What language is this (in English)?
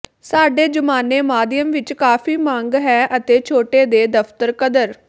Punjabi